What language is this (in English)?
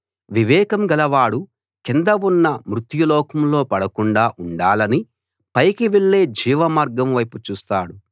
Telugu